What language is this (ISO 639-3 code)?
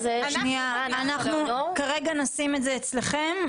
heb